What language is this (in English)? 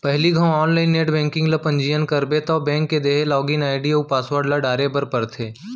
Chhattisgarhi